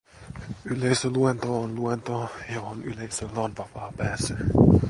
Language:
Finnish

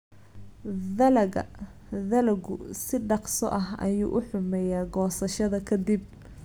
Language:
Somali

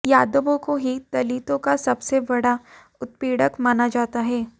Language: Hindi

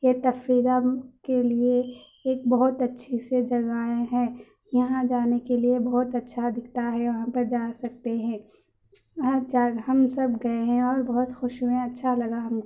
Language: Urdu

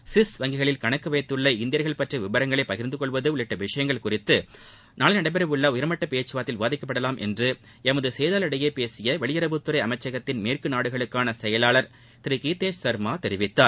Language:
Tamil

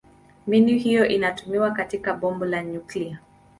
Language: Swahili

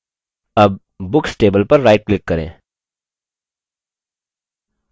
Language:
Hindi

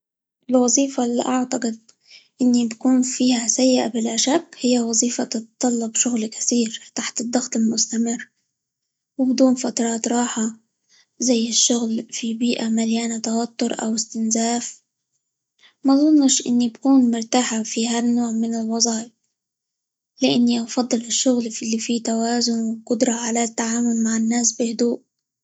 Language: Libyan Arabic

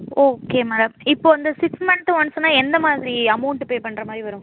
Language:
Tamil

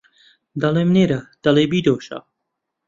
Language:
Central Kurdish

